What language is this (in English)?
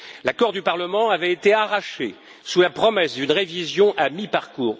French